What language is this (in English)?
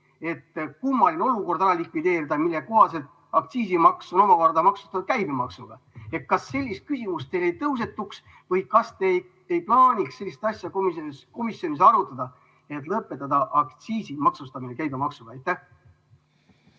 Estonian